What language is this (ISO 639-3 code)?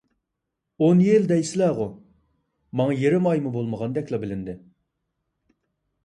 uig